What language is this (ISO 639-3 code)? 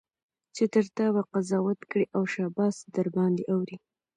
pus